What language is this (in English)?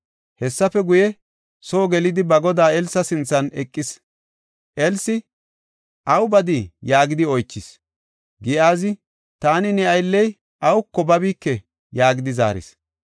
Gofa